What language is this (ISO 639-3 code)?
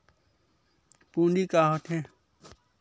hne